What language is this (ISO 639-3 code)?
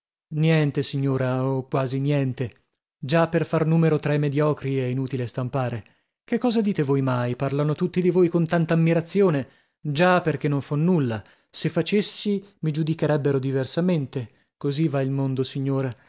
ita